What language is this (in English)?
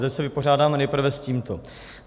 Czech